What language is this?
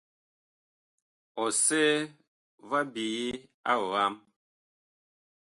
Bakoko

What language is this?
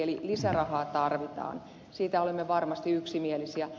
Finnish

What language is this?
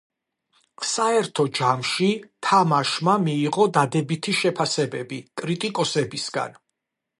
Georgian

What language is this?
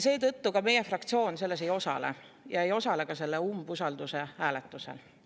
Estonian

